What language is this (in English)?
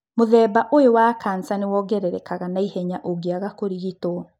Kikuyu